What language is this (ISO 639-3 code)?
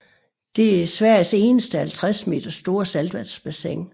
dan